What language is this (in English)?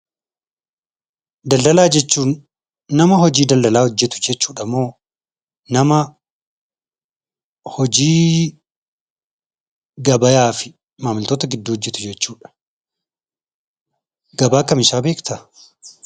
Oromo